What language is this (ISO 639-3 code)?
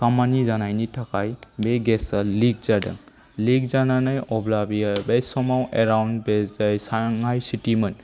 brx